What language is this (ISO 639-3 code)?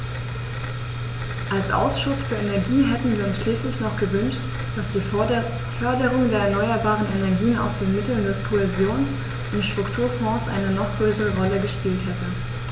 deu